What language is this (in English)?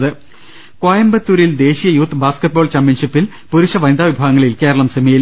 Malayalam